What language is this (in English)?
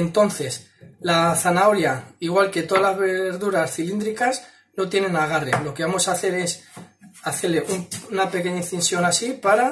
Spanish